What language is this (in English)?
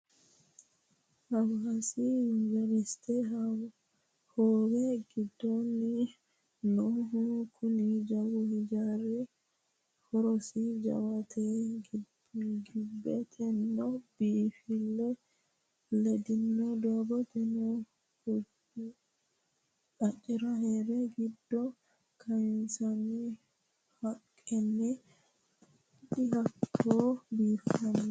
Sidamo